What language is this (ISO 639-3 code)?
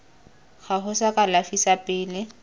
tsn